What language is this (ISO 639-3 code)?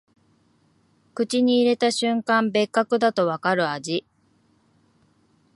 jpn